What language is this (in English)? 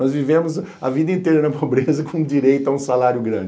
Portuguese